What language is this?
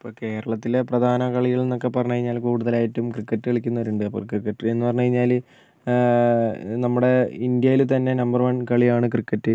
Malayalam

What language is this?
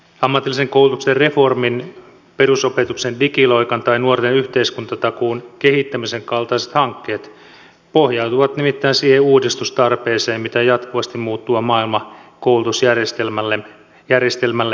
Finnish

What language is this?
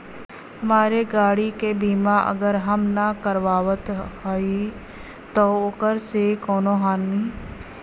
Bhojpuri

